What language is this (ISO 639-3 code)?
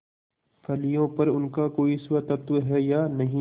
hin